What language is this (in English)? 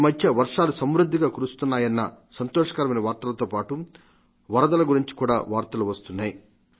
Telugu